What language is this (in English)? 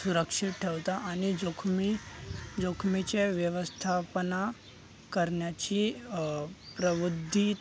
Marathi